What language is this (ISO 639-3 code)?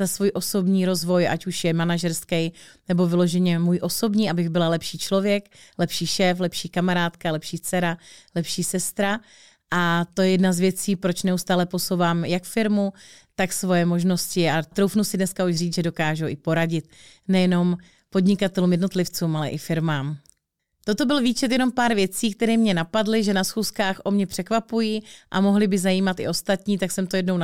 ces